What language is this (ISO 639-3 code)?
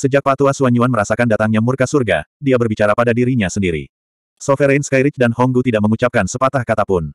ind